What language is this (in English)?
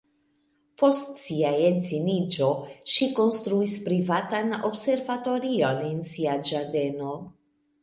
Esperanto